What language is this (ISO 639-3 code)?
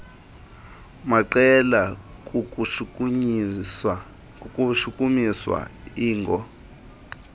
xho